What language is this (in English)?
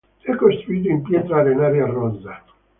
Italian